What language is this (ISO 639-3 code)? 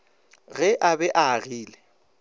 nso